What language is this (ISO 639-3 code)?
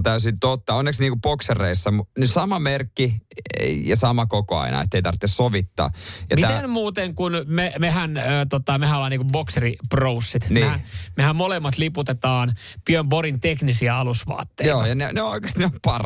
fin